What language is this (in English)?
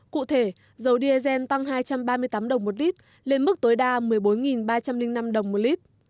Vietnamese